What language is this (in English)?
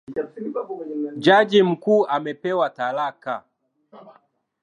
Swahili